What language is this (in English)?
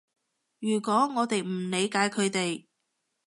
Cantonese